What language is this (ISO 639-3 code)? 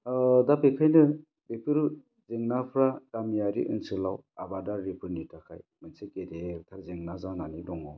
brx